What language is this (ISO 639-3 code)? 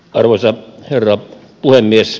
fin